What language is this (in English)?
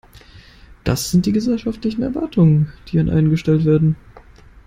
German